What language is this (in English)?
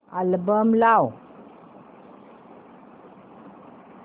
Marathi